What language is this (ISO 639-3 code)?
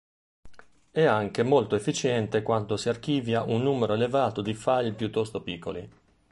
ita